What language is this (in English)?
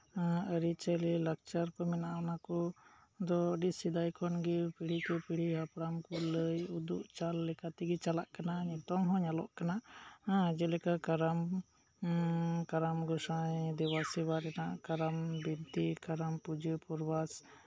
Santali